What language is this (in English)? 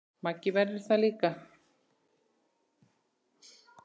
Icelandic